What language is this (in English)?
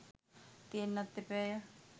Sinhala